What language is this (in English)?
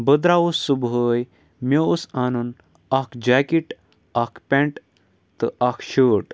Kashmiri